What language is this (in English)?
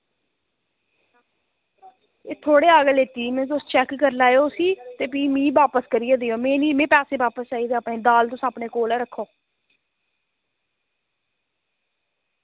Dogri